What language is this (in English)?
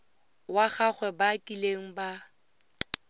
Tswana